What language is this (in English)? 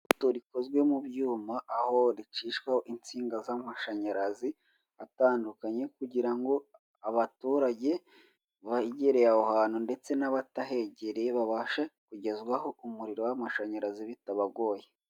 Kinyarwanda